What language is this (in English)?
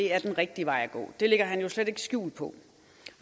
Danish